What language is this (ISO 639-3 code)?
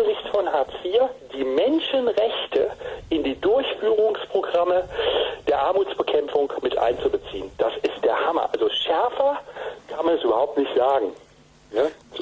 deu